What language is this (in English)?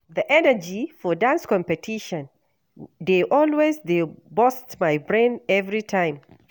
Nigerian Pidgin